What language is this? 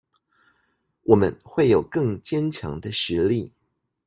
Chinese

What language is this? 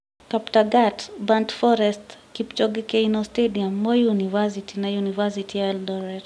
Kikuyu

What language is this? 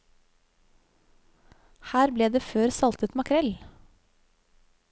Norwegian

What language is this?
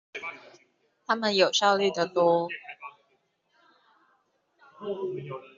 Chinese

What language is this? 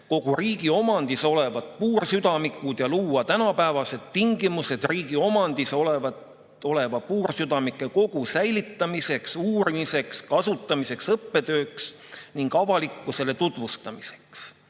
Estonian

